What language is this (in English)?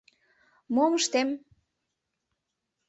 Mari